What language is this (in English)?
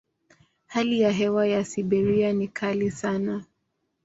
Swahili